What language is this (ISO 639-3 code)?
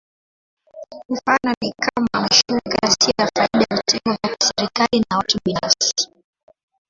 swa